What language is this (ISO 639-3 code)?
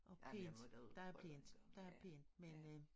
dan